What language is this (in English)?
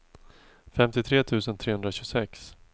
Swedish